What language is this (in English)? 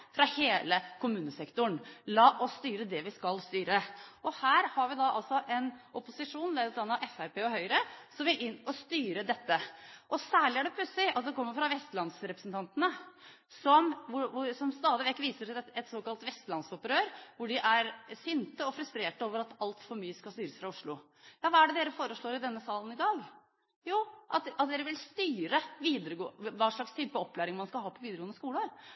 Norwegian Bokmål